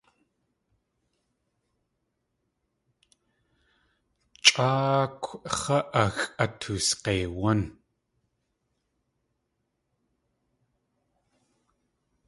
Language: Tlingit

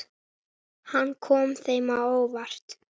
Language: Icelandic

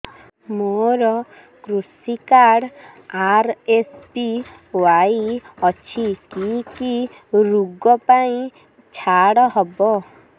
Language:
Odia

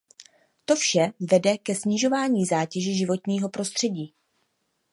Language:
Czech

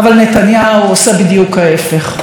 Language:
Hebrew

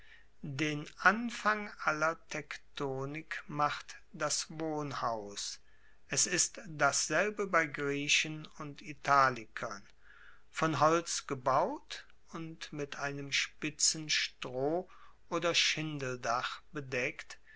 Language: German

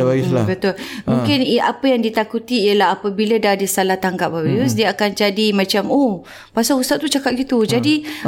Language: Malay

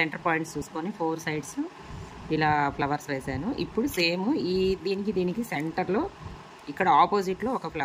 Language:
Telugu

